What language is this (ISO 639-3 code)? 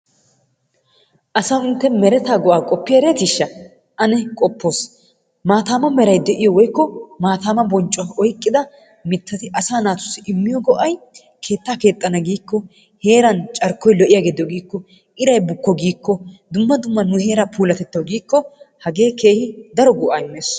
wal